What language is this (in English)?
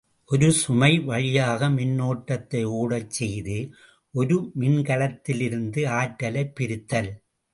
Tamil